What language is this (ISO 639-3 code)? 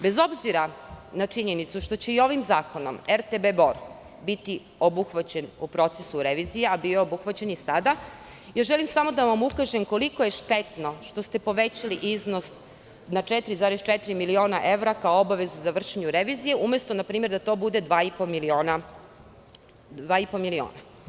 srp